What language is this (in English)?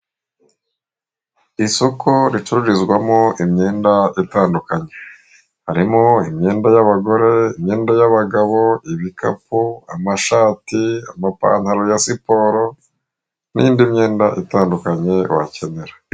Kinyarwanda